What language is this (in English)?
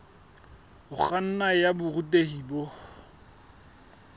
Southern Sotho